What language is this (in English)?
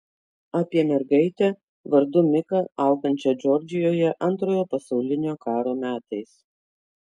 Lithuanian